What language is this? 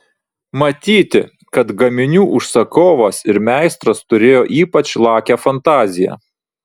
Lithuanian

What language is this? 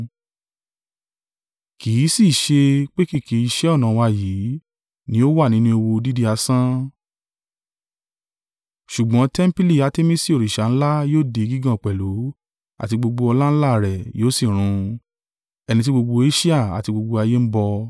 Yoruba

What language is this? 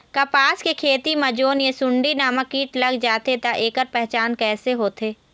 Chhattisgarhi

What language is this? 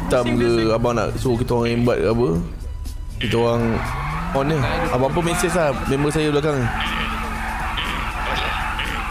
Malay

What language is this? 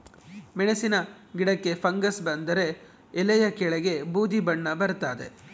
Kannada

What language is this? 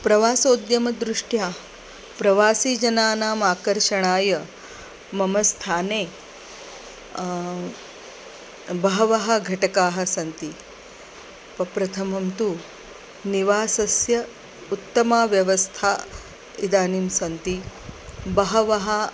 Sanskrit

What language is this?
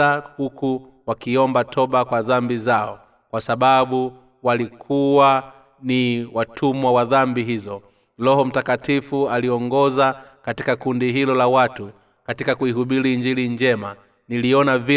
Swahili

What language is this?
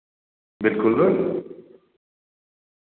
Dogri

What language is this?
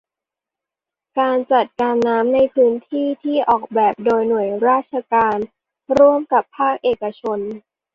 Thai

